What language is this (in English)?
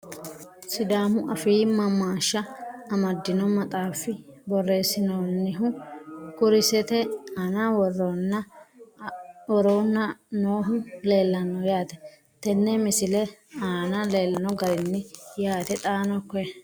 Sidamo